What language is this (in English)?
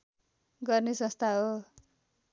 Nepali